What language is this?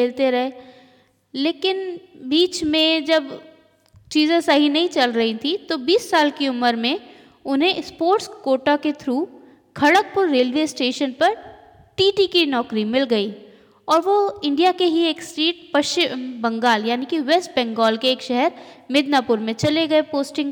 Hindi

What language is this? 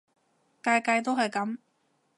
Cantonese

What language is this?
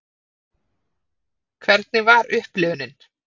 Icelandic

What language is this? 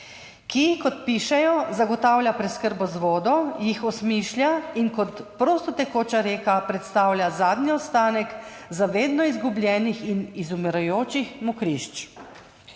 Slovenian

